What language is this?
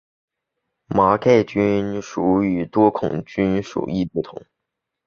Chinese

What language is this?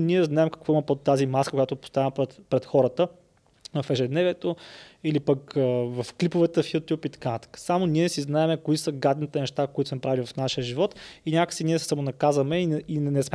Bulgarian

